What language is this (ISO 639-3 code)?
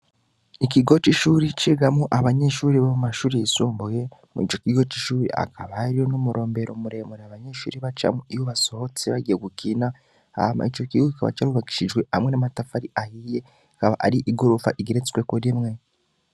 run